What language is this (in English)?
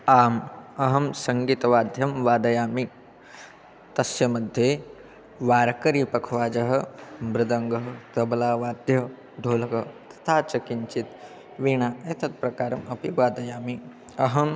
Sanskrit